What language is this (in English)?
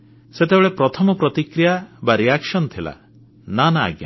Odia